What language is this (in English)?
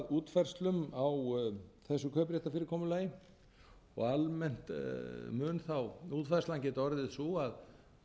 Icelandic